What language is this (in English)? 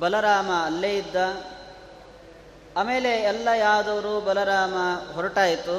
Kannada